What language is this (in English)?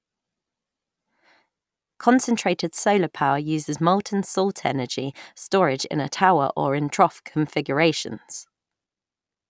English